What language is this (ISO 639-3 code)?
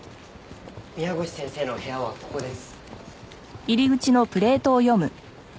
jpn